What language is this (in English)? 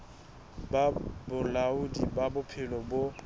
Southern Sotho